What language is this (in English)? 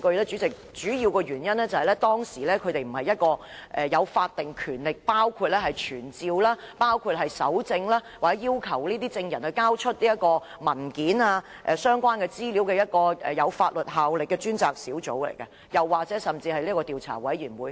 Cantonese